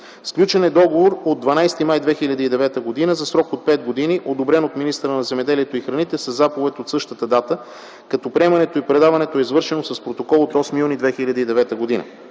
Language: Bulgarian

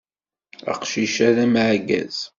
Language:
Kabyle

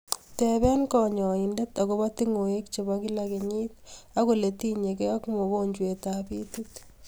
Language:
Kalenjin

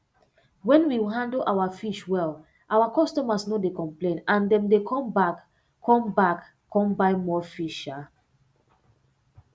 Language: Nigerian Pidgin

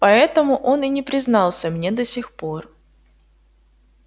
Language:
Russian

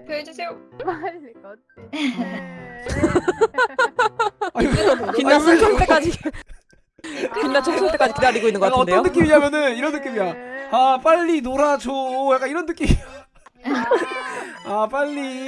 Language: Korean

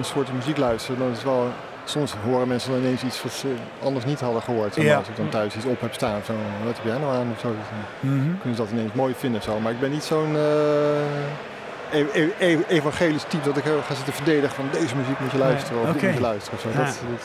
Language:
Dutch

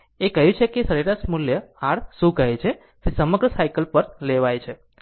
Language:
Gujarati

